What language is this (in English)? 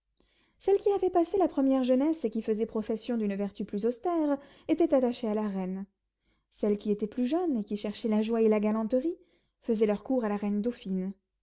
French